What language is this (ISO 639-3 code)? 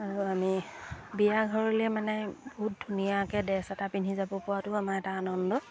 asm